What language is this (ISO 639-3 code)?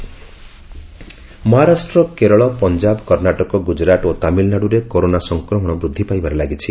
ori